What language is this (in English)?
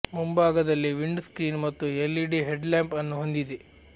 Kannada